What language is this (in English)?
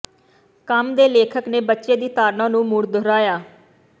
Punjabi